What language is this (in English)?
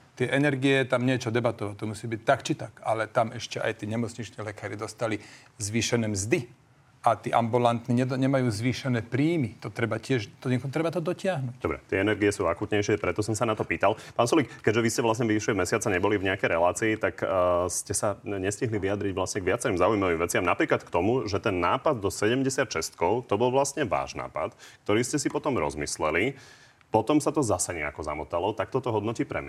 Slovak